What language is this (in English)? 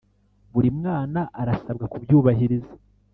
Kinyarwanda